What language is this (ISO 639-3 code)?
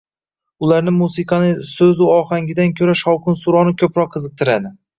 uzb